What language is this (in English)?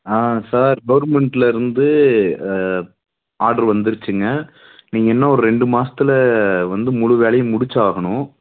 Tamil